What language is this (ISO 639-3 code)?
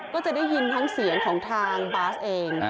tha